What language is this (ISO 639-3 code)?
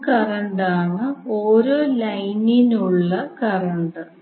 mal